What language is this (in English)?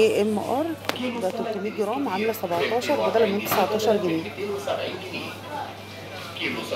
Arabic